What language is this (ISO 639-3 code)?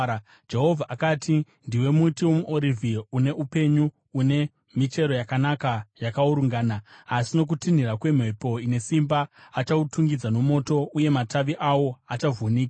sna